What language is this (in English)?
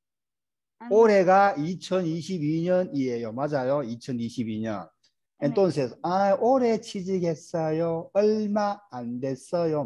Korean